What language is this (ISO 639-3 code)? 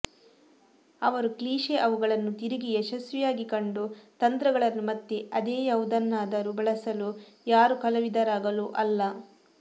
kan